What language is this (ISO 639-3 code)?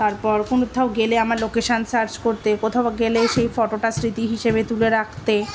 ben